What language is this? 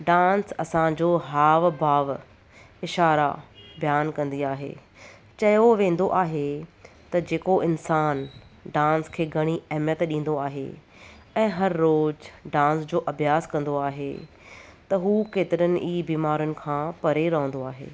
Sindhi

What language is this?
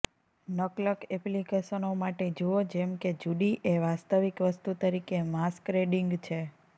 Gujarati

